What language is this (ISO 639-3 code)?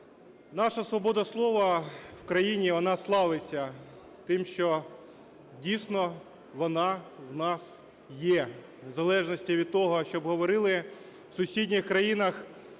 ukr